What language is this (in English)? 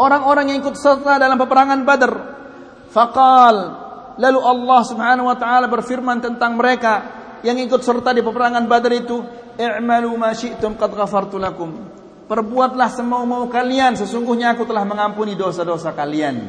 Malay